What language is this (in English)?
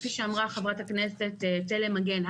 Hebrew